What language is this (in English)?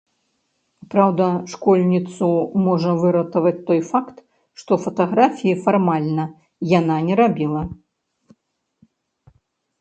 Belarusian